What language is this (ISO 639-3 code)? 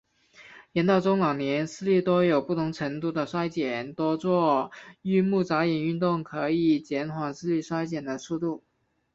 zho